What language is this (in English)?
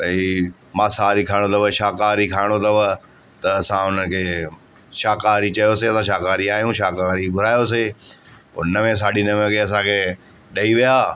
Sindhi